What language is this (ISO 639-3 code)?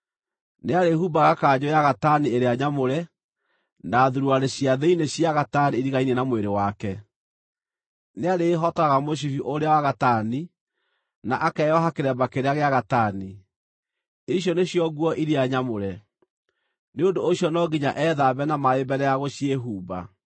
kik